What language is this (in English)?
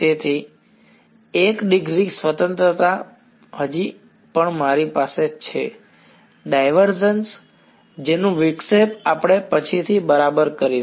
Gujarati